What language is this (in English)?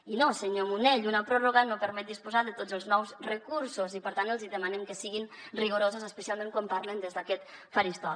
Catalan